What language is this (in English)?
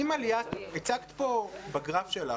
Hebrew